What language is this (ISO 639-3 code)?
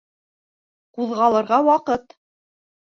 bak